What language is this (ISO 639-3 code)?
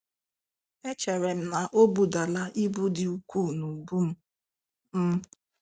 ibo